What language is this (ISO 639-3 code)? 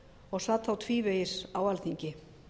isl